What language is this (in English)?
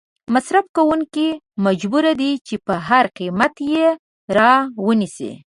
Pashto